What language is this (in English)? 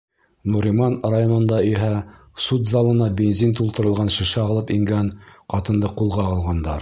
Bashkir